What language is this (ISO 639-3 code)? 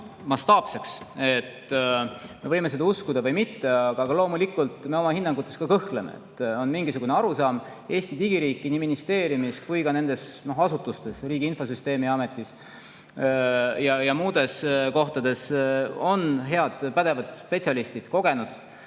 est